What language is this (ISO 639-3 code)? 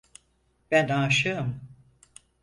tur